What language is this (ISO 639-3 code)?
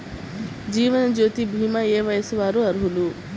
tel